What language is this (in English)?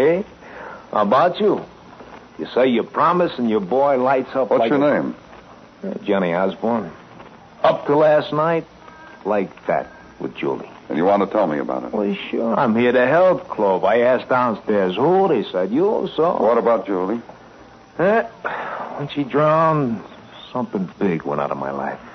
English